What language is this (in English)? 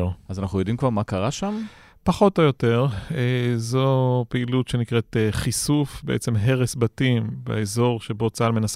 Hebrew